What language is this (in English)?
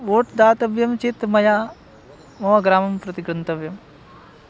Sanskrit